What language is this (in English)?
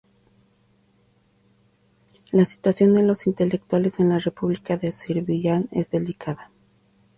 Spanish